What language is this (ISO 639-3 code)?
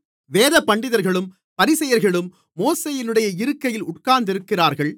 tam